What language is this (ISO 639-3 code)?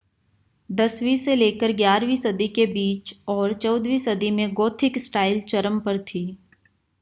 hin